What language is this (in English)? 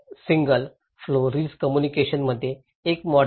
Marathi